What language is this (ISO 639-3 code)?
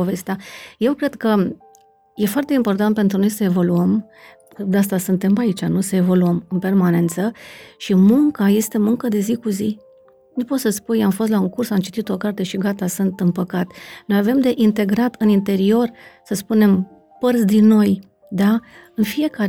ron